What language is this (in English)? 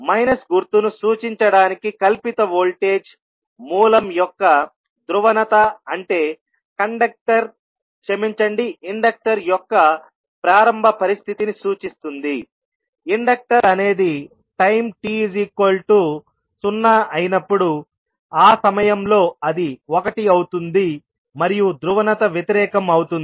Telugu